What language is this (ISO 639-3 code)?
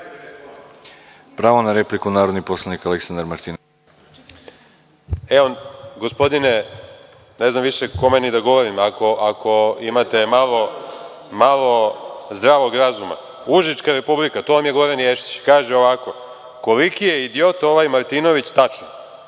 srp